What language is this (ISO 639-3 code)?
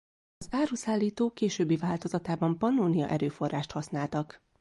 hun